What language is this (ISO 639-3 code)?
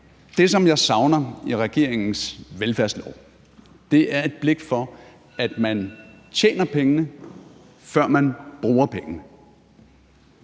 dan